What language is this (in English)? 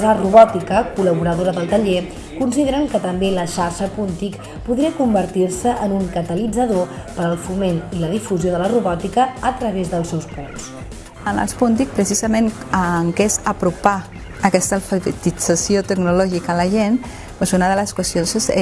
Catalan